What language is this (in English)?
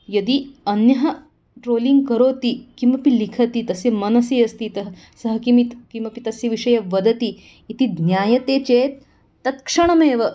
Sanskrit